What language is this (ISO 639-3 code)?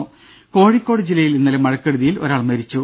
mal